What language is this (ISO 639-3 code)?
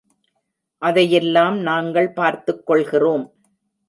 tam